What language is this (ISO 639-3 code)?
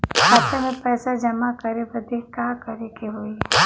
bho